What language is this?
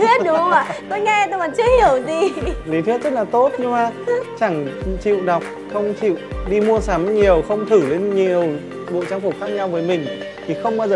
Vietnamese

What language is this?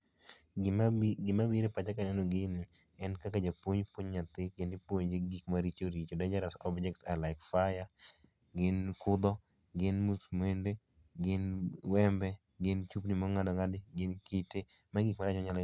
Luo (Kenya and Tanzania)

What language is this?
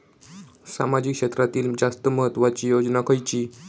Marathi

